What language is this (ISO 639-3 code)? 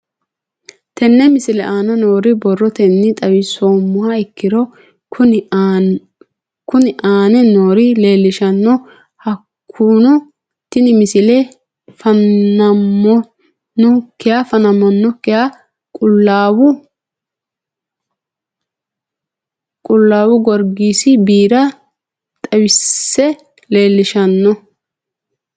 sid